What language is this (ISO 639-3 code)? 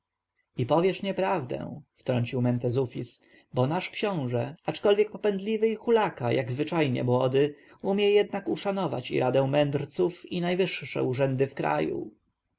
pol